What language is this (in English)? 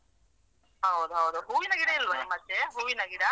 Kannada